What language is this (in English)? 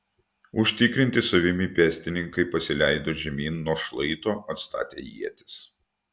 Lithuanian